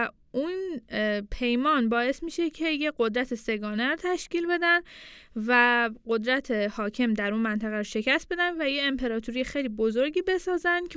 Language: Persian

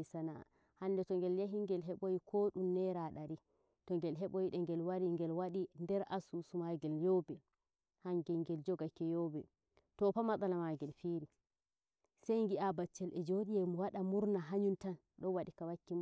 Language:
Nigerian Fulfulde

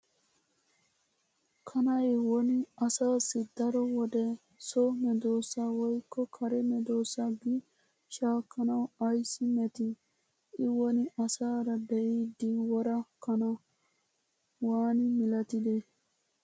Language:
Wolaytta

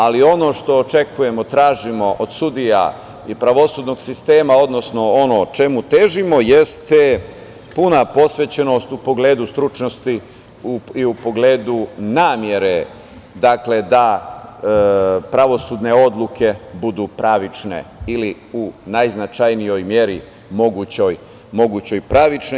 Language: Serbian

